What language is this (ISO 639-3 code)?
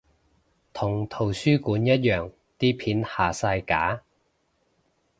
yue